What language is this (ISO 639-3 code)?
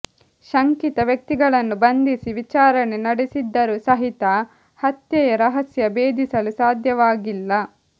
kan